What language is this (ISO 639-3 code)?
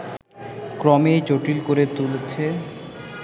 ben